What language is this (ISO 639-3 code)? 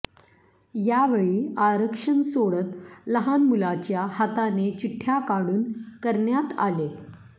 mar